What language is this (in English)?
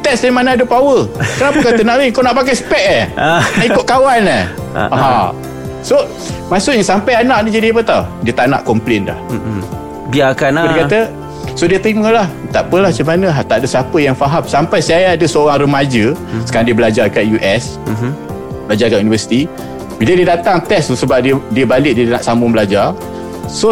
Malay